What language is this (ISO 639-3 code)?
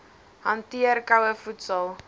afr